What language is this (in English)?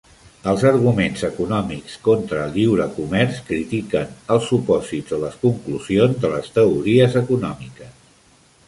Catalan